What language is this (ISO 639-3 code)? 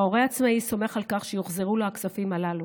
heb